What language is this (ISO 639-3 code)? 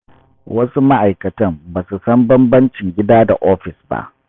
hau